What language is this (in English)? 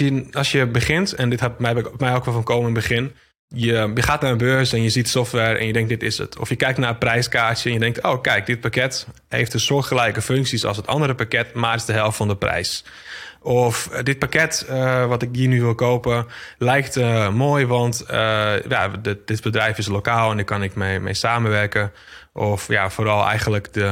Dutch